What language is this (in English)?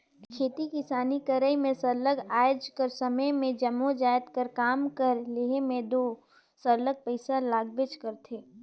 Chhattisgarhi